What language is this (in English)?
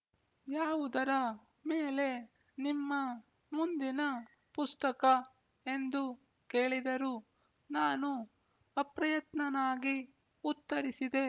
Kannada